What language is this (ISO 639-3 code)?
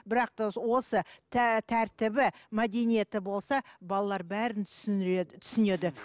kaz